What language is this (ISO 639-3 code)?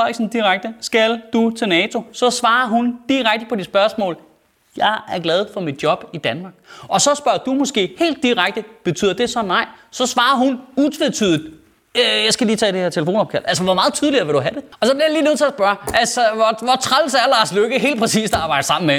dan